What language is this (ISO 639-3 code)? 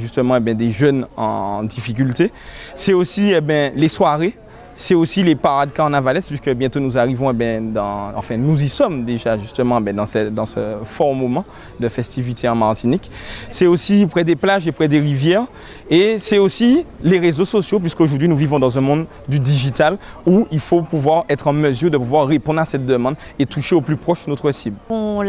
fra